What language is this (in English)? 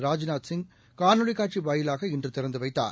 Tamil